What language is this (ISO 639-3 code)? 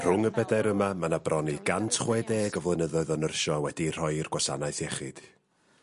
cym